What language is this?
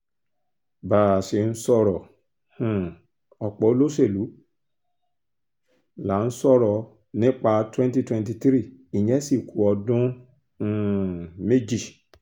Yoruba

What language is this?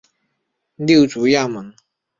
Chinese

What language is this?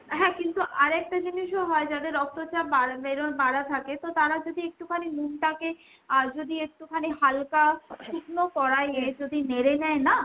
Bangla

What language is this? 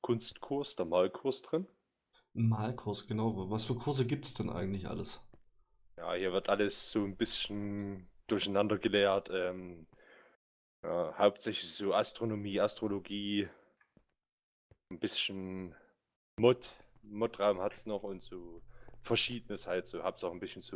German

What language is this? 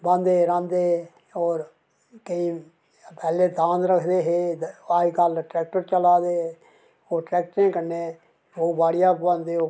Dogri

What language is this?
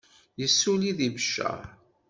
Kabyle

